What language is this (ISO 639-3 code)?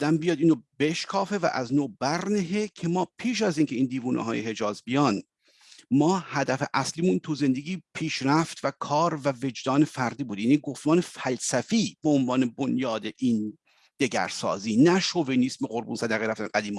fas